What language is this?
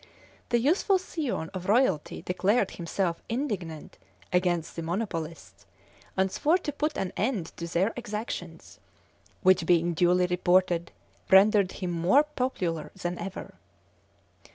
English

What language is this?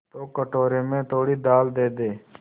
Hindi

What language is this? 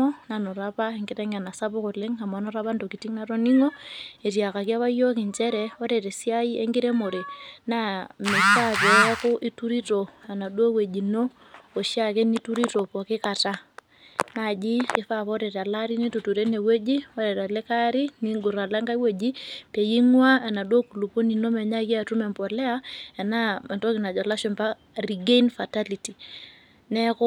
Masai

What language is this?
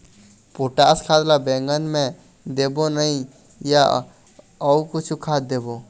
Chhattisgarhi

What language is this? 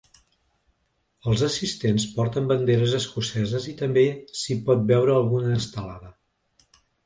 Catalan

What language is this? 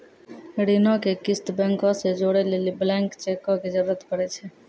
Maithili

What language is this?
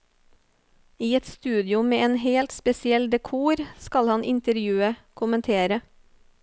Norwegian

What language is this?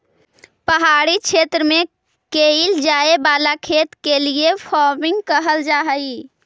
Magahi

